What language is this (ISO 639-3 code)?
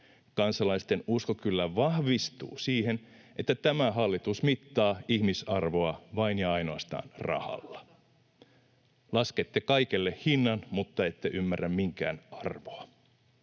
fin